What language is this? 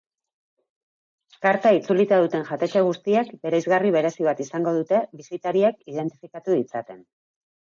Basque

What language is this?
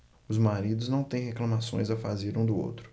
Portuguese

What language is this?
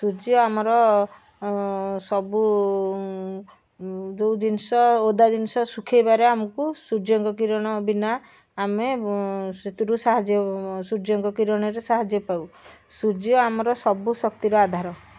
Odia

